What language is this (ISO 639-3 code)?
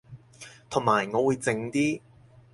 yue